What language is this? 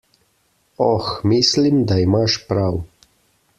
Slovenian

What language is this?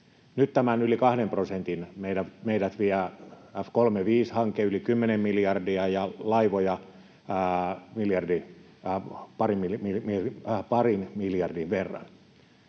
Finnish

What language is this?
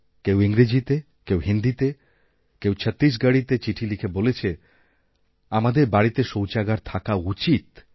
Bangla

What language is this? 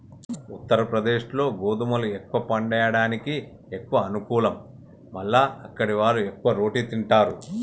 Telugu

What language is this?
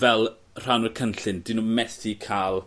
Welsh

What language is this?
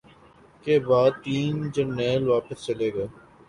Urdu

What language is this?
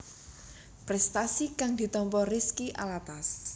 Javanese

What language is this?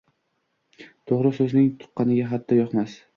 Uzbek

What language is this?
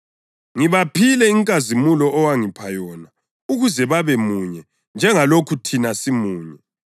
North Ndebele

